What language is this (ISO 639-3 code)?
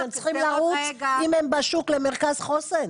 heb